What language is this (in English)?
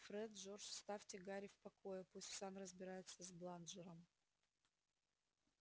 Russian